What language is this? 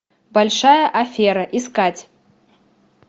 Russian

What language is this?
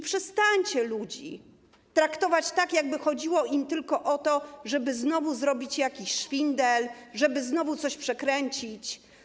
Polish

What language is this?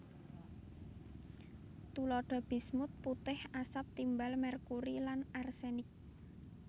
Javanese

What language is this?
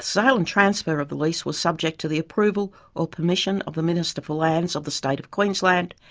English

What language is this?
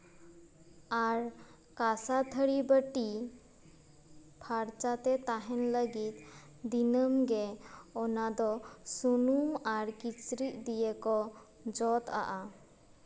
Santali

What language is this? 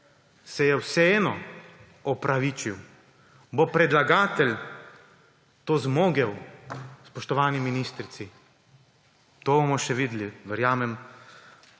Slovenian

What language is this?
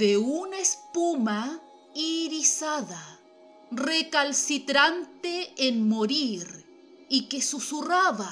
Spanish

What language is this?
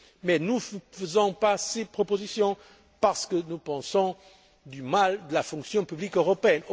French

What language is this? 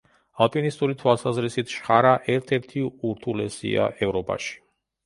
Georgian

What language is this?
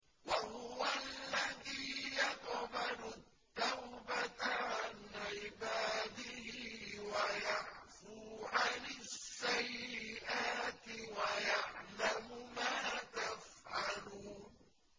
Arabic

